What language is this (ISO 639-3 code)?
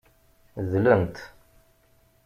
kab